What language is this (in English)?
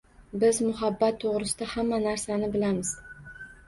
Uzbek